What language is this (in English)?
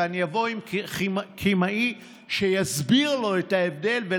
Hebrew